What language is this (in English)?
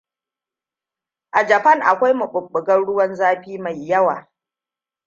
Hausa